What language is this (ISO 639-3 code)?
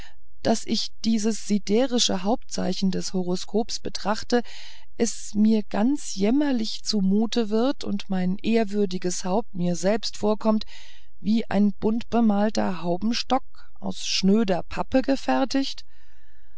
deu